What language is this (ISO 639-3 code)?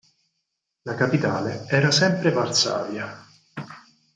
ita